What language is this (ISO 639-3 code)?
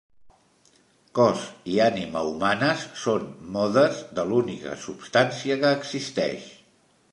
cat